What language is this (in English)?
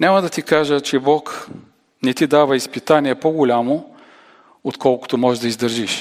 Bulgarian